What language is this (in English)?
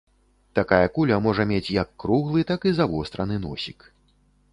Belarusian